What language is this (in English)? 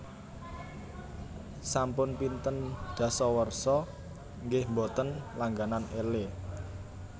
Javanese